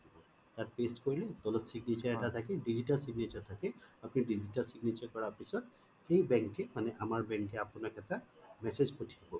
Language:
Assamese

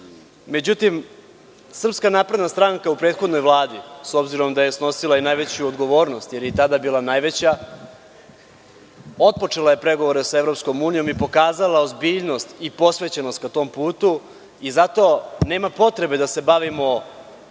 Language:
Serbian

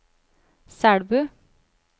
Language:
Norwegian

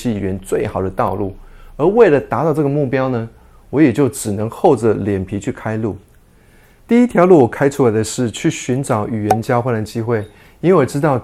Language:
Chinese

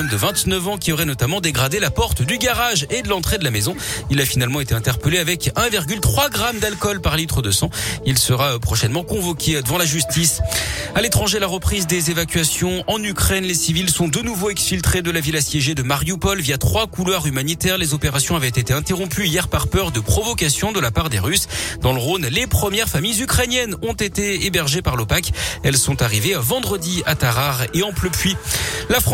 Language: French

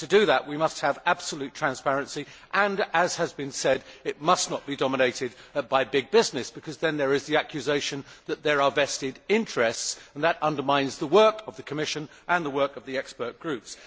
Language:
English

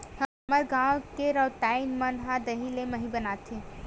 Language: Chhattisgarhi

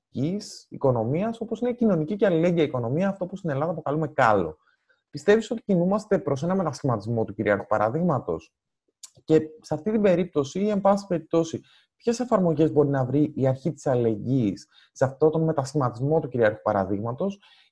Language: Greek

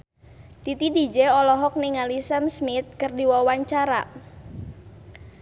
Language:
Sundanese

